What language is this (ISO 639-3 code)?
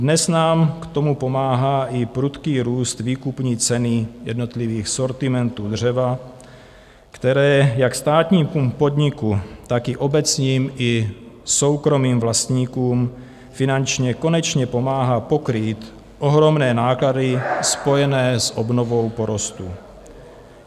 ces